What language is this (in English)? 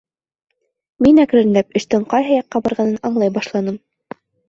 Bashkir